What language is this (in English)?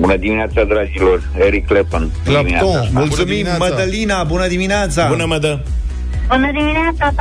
Romanian